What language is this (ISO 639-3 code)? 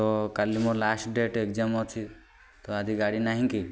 ori